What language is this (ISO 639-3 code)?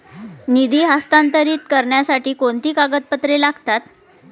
mar